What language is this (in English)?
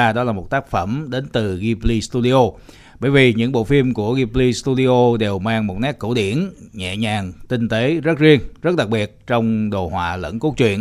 Vietnamese